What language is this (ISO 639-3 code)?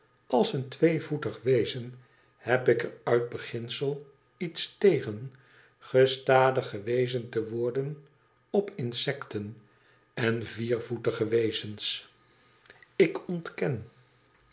nld